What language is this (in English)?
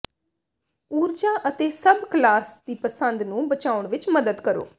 Punjabi